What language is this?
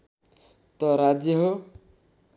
Nepali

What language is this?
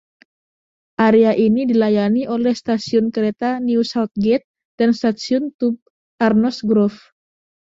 Indonesian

